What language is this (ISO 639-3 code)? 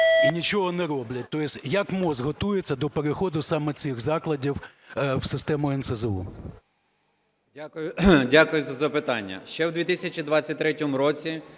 ukr